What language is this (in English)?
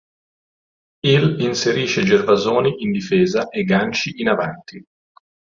Italian